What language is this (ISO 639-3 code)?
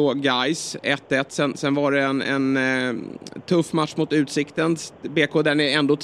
swe